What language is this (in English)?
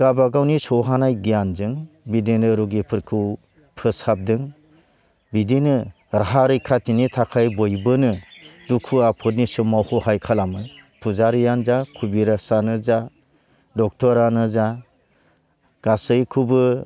Bodo